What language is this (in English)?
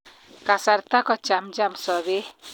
Kalenjin